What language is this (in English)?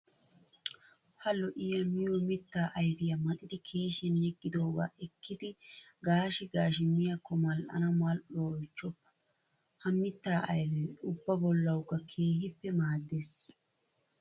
Wolaytta